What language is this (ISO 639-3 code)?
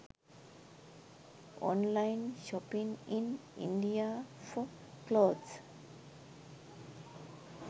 sin